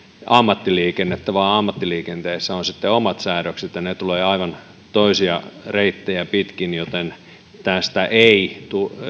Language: Finnish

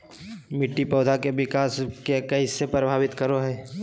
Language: Magahi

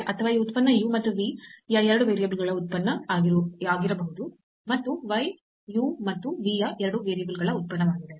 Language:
Kannada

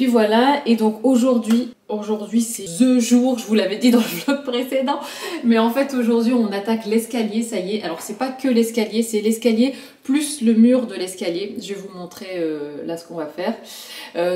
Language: French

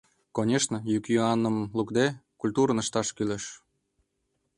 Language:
Mari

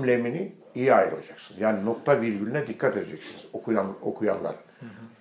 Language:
Turkish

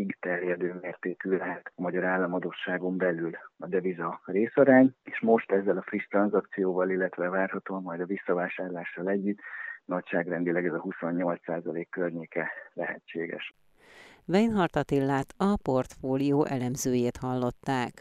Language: Hungarian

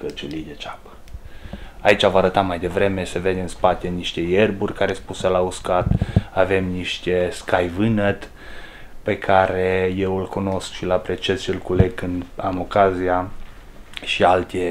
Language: Romanian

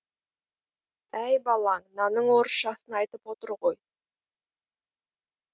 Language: Kazakh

